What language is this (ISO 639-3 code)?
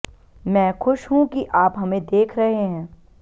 hin